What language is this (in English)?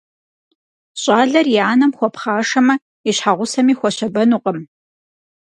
Kabardian